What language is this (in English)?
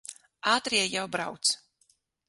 Latvian